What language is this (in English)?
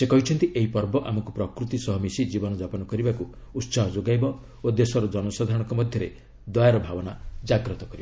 Odia